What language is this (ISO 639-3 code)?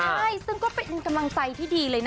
tha